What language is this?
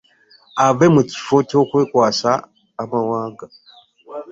Ganda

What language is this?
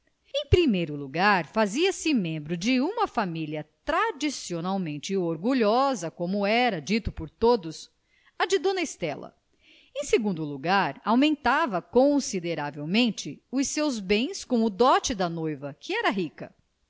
Portuguese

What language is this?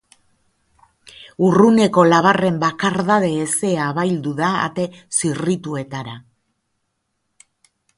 Basque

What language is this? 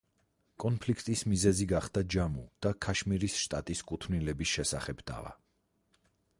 Georgian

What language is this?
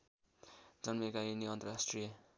Nepali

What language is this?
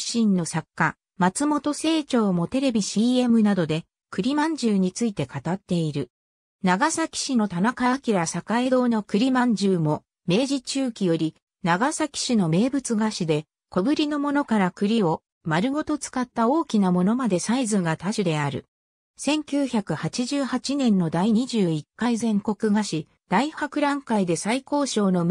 Japanese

